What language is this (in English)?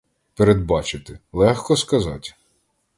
Ukrainian